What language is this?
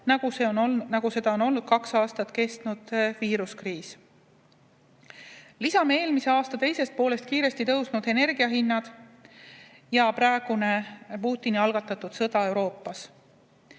Estonian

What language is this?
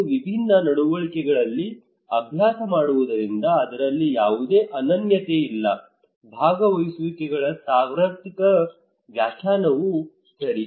Kannada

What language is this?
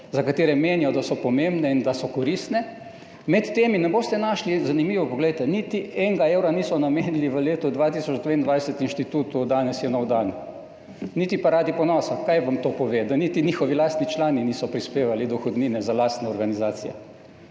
Slovenian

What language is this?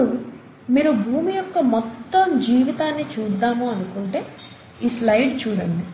Telugu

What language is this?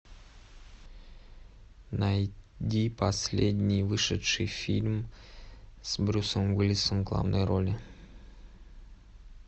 Russian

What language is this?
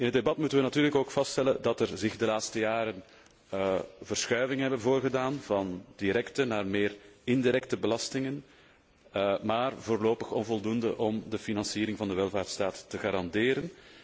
Dutch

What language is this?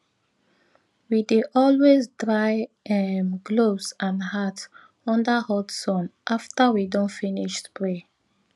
Nigerian Pidgin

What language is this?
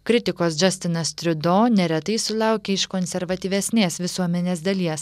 Lithuanian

